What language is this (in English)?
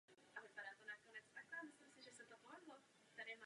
Czech